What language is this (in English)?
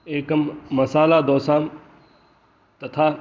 Sanskrit